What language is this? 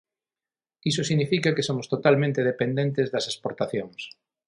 Galician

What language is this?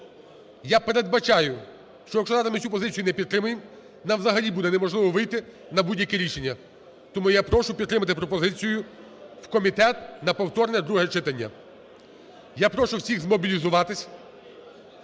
Ukrainian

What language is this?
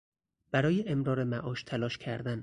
Persian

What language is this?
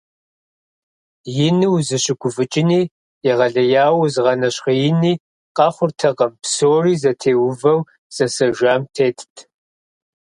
Kabardian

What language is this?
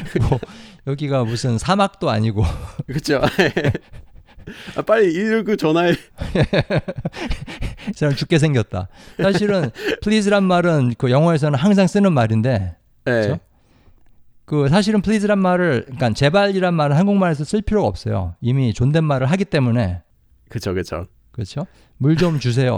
Korean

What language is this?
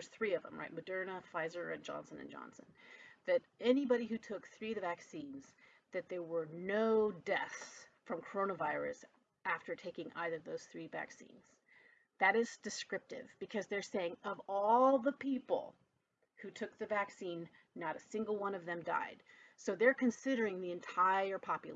English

